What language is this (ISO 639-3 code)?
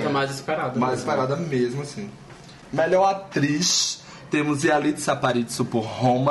por